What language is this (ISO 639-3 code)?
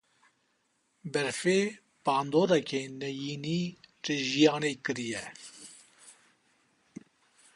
kur